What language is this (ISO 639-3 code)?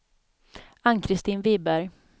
swe